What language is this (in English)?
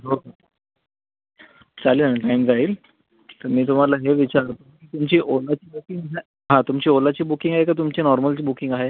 Marathi